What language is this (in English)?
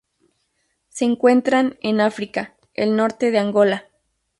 Spanish